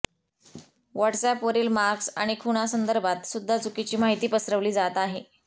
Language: Marathi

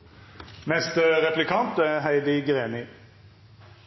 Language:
Norwegian Nynorsk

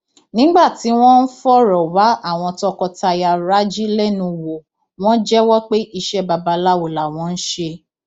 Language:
Yoruba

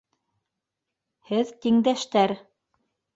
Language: Bashkir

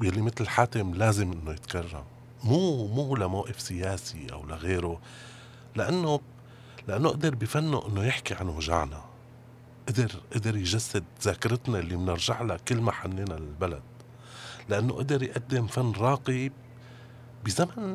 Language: Arabic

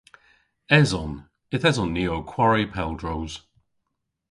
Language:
Cornish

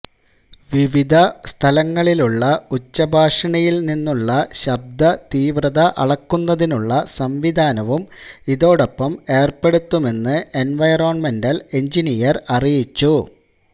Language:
Malayalam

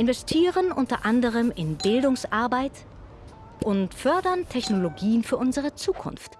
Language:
German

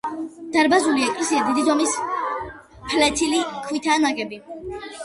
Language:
Georgian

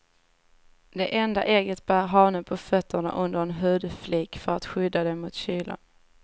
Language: Swedish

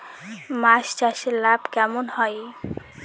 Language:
Bangla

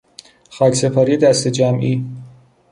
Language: Persian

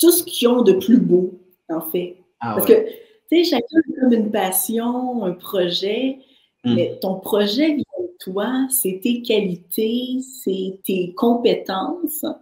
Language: French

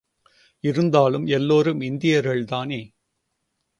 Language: Tamil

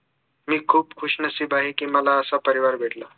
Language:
Marathi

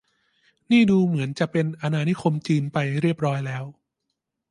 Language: Thai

